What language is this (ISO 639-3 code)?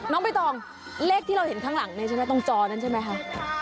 tha